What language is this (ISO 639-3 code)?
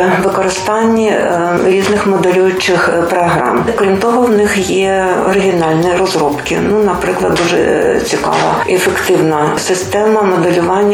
ukr